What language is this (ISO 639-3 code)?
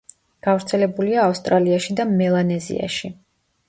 kat